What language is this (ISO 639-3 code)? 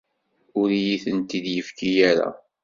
kab